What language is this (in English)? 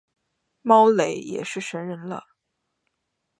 Chinese